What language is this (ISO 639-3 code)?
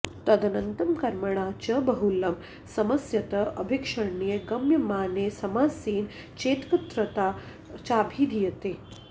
san